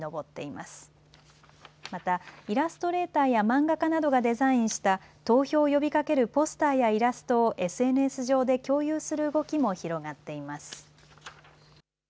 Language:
Japanese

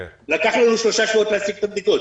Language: Hebrew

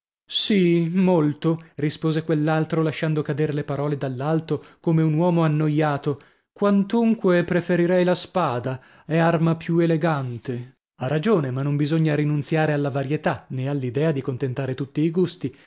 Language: Italian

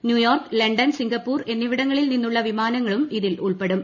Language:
Malayalam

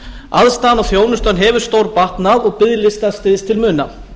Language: Icelandic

